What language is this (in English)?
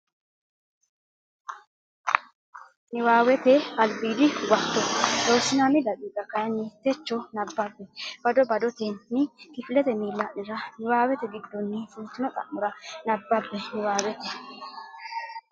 Sidamo